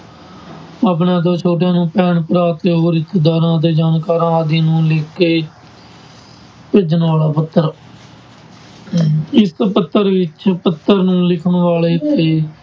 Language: Punjabi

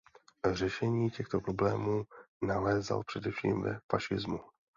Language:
Czech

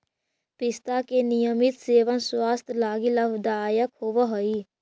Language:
Magahi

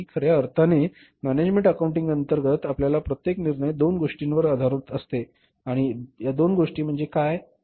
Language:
Marathi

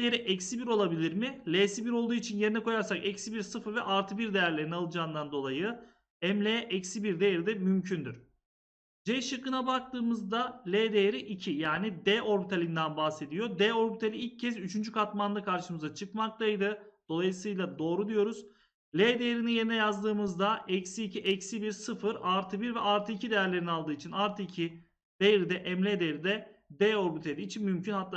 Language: Turkish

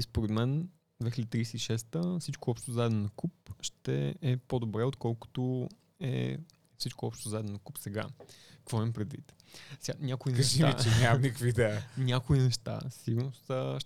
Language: Bulgarian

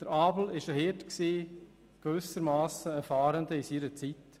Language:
Swiss German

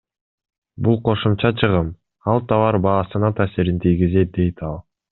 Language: Kyrgyz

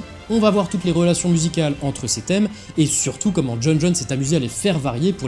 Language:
French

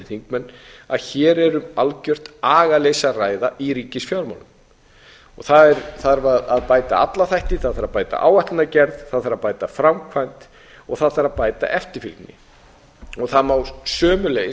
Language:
Icelandic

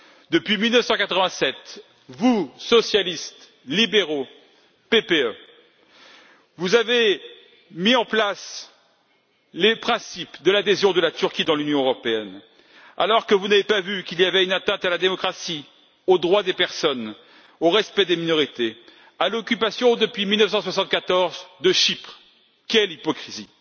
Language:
French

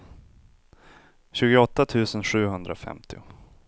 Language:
Swedish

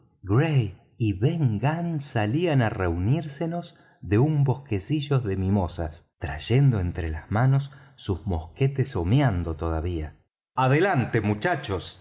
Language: Spanish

